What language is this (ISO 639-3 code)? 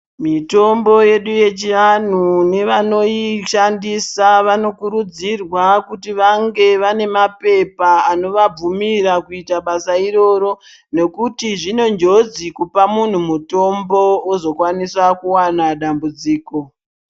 ndc